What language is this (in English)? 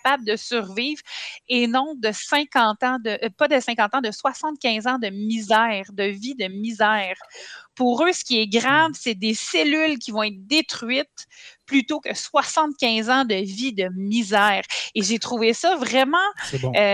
French